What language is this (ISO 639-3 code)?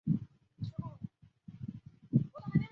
zho